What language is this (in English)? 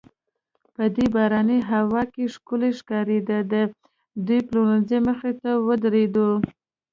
Pashto